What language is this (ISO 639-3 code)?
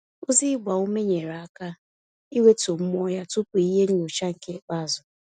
ibo